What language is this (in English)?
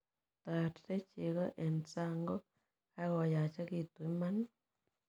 Kalenjin